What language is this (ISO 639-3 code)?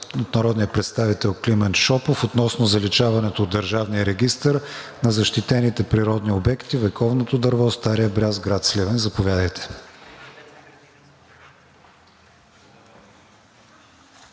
bul